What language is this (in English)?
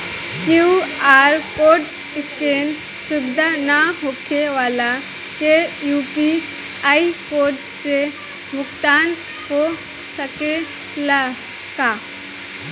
Bhojpuri